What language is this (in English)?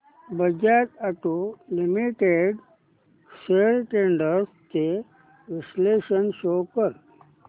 Marathi